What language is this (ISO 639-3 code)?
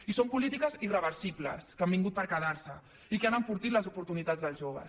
cat